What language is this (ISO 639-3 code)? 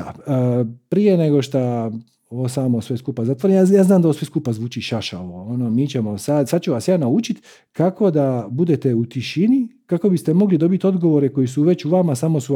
hrv